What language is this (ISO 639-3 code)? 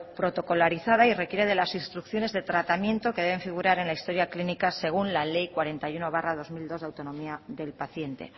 spa